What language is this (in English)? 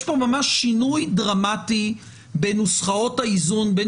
Hebrew